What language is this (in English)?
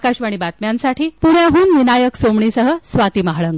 Marathi